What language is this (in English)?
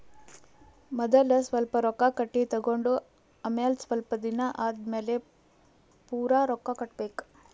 Kannada